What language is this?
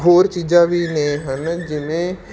Punjabi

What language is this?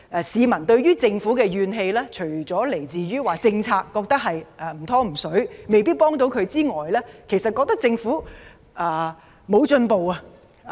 Cantonese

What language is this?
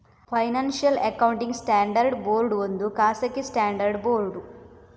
Kannada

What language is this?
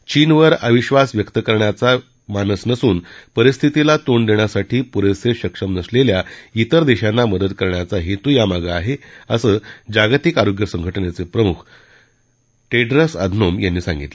Marathi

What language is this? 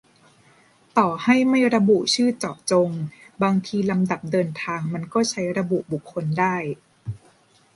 Thai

